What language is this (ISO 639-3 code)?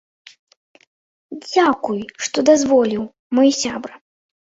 bel